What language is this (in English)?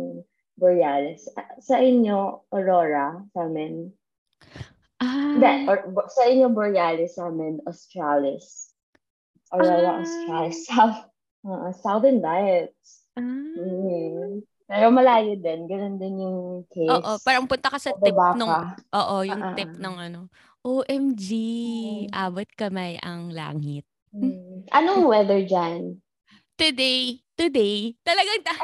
Filipino